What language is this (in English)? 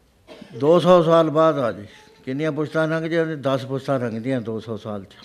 Punjabi